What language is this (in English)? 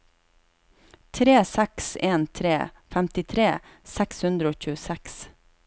Norwegian